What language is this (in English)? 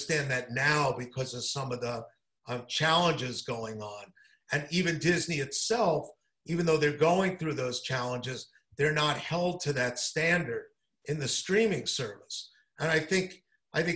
English